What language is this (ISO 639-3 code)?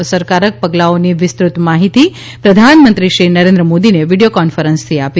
guj